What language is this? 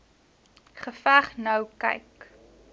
Afrikaans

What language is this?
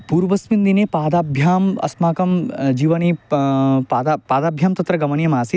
Sanskrit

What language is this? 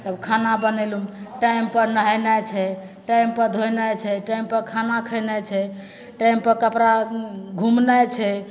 Maithili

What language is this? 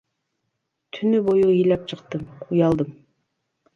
Kyrgyz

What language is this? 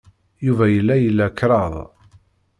Kabyle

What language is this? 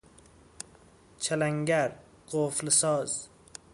Persian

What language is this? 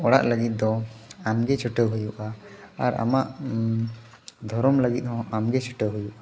Santali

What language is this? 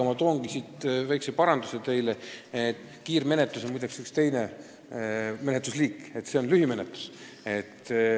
Estonian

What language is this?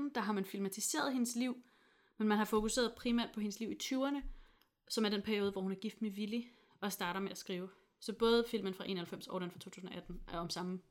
Danish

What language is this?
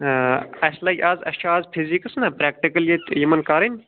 Kashmiri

